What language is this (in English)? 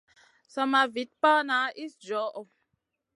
Masana